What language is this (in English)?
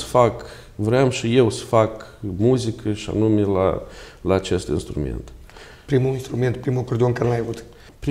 Romanian